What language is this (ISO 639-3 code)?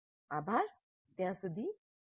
guj